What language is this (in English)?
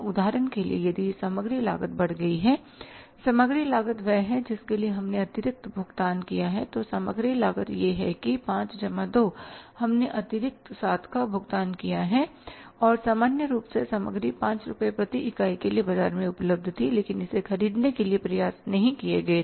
Hindi